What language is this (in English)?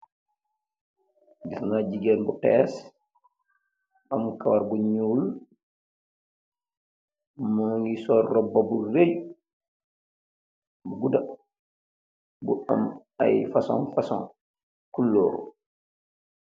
Wolof